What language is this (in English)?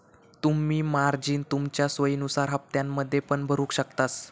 Marathi